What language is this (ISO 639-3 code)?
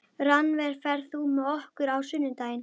isl